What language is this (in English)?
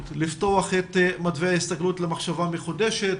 Hebrew